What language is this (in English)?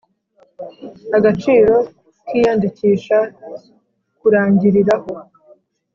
Kinyarwanda